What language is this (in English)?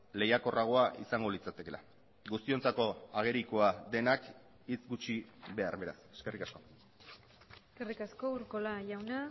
Basque